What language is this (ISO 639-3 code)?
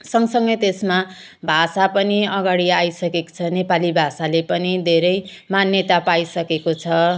nep